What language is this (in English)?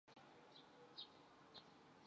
Chinese